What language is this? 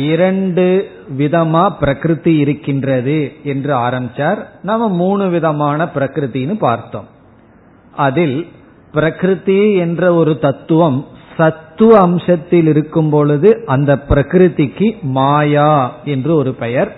Tamil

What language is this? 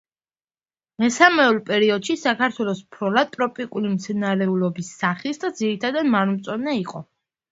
Georgian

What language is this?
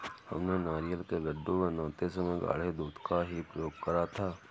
Hindi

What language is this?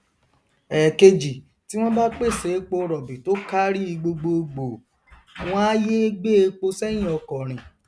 Yoruba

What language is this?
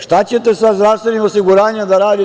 Serbian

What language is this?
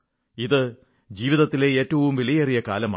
Malayalam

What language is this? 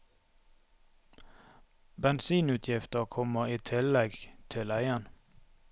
Norwegian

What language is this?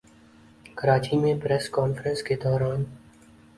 Urdu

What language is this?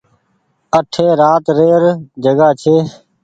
Goaria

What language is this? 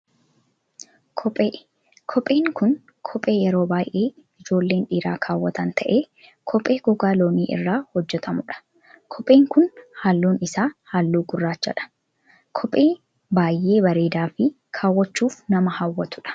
Oromo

